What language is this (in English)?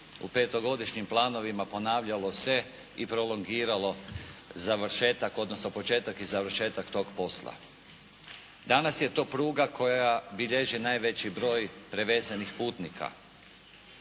Croatian